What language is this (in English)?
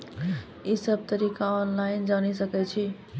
Maithili